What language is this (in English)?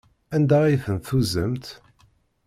Kabyle